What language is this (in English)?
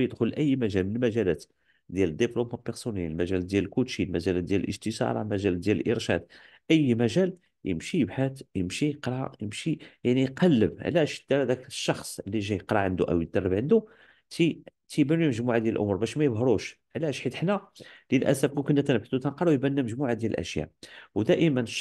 Arabic